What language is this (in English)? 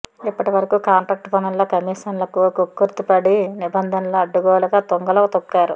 Telugu